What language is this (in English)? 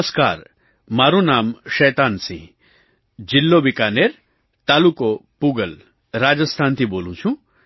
Gujarati